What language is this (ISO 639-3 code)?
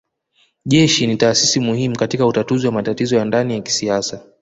swa